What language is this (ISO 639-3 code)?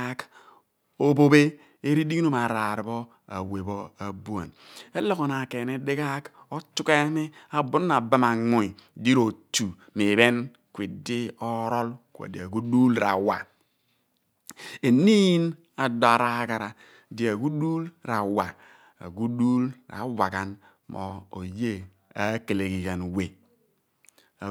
abn